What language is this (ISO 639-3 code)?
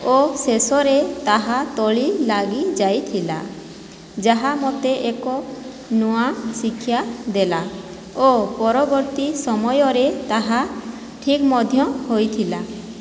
ori